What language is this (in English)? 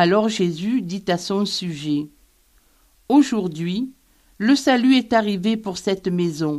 French